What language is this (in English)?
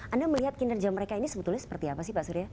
Indonesian